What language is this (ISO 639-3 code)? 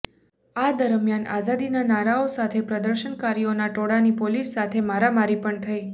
guj